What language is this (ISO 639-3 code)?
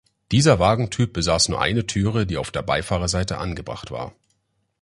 deu